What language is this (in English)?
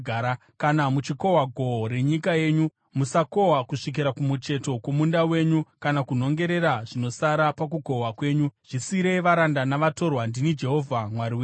Shona